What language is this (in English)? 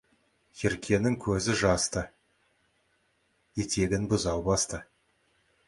Kazakh